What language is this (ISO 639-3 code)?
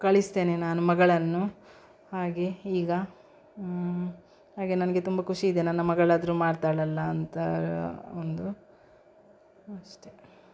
kan